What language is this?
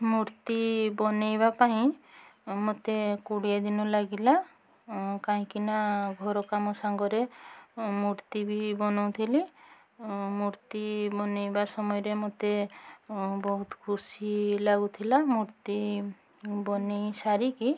Odia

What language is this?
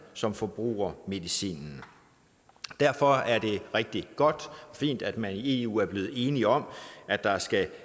Danish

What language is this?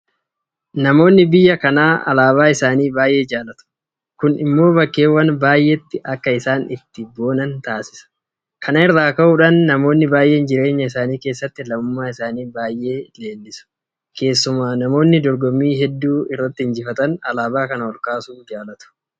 Oromo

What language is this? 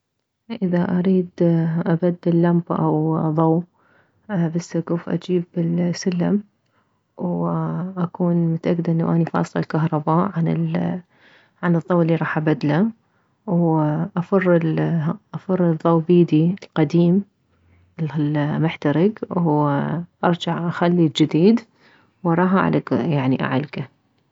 Mesopotamian Arabic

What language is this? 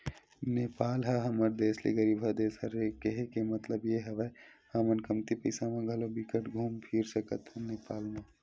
Chhattisgarhi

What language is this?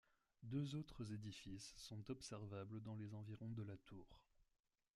French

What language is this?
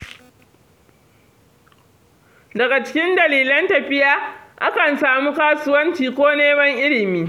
Hausa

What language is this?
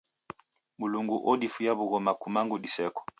Taita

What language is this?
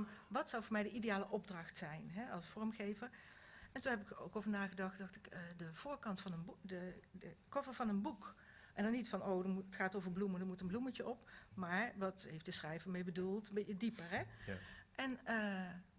Dutch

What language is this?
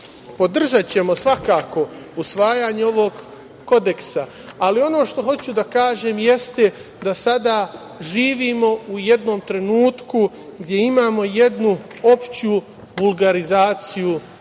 Serbian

